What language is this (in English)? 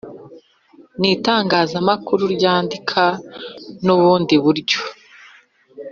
Kinyarwanda